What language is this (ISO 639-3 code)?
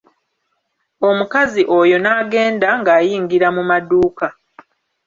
lug